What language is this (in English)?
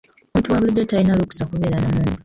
Ganda